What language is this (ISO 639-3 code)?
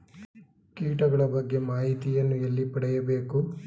kan